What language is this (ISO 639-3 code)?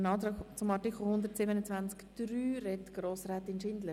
gsw